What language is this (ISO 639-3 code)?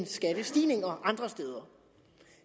dan